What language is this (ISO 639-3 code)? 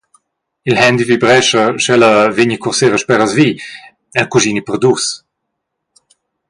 roh